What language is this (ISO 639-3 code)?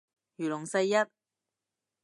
yue